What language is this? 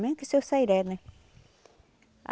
Portuguese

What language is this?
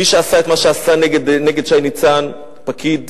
Hebrew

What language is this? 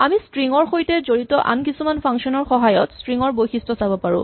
Assamese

